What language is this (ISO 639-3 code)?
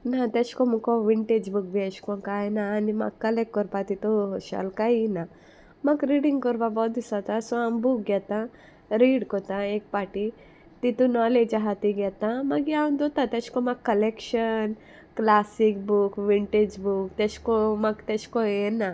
kok